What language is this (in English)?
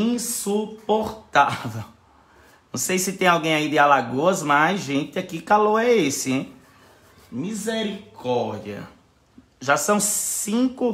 Portuguese